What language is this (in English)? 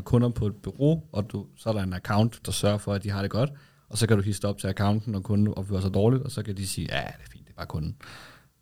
Danish